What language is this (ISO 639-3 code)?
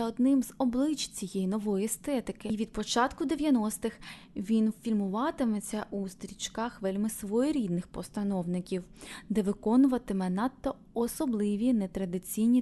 ukr